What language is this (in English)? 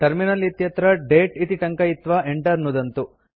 Sanskrit